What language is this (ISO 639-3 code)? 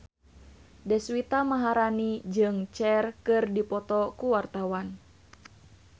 sun